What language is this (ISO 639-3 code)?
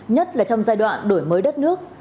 vie